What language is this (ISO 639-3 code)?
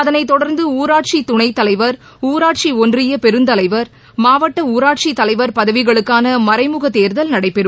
tam